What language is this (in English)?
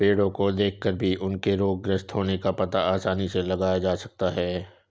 Hindi